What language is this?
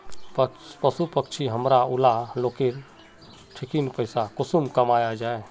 Magahi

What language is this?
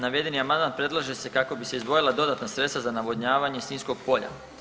Croatian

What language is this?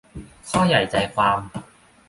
Thai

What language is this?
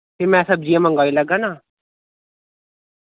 Dogri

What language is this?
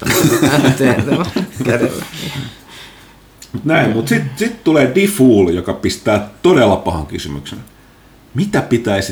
Finnish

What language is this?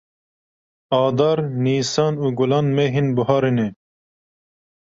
Kurdish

